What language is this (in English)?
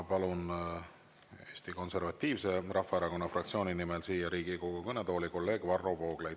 Estonian